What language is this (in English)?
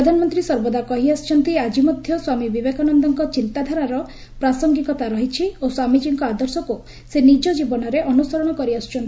Odia